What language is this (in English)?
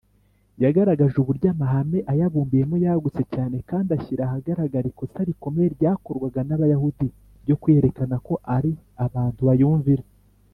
Kinyarwanda